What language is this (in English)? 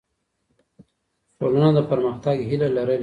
Pashto